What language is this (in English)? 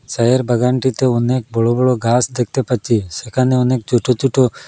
Bangla